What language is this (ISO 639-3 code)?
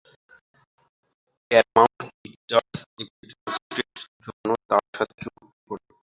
ben